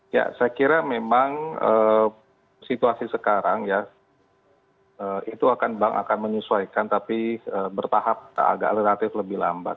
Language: Indonesian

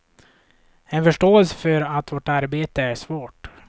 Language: Swedish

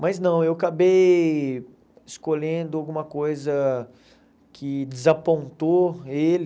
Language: Portuguese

